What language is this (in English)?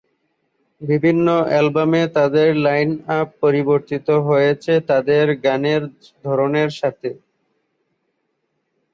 Bangla